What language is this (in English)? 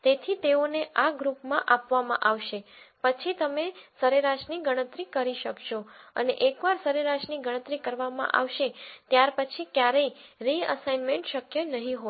Gujarati